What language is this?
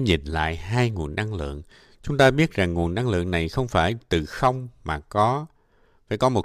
Vietnamese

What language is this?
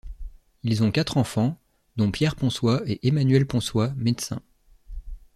French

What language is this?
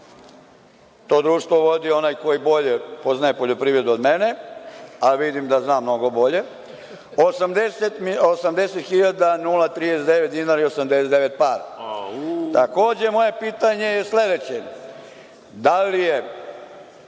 Serbian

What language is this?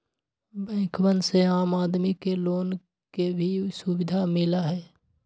Magahi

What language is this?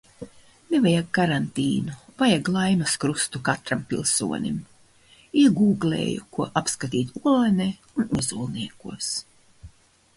Latvian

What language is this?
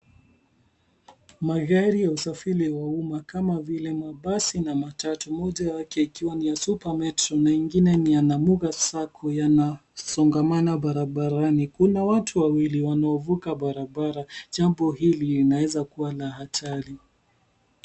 Swahili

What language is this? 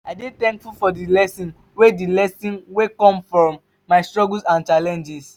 Nigerian Pidgin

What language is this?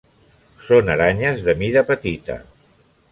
Catalan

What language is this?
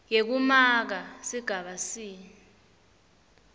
Swati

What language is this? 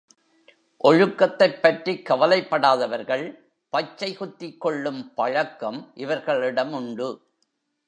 Tamil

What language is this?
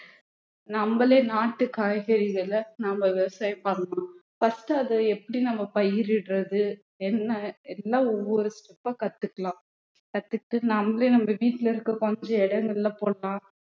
Tamil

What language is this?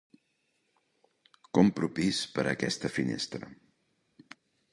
Catalan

